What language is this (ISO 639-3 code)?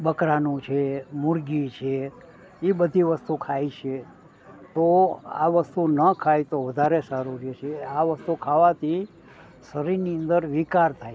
guj